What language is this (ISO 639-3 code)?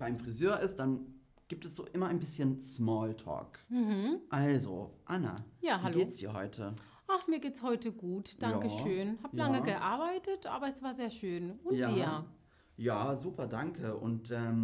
deu